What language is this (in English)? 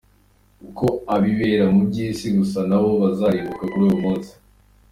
Kinyarwanda